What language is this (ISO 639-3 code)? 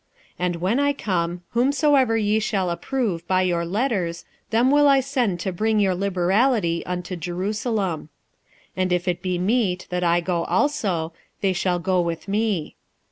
eng